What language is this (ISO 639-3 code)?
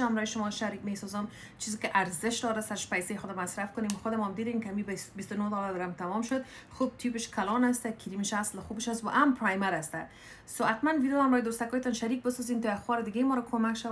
fas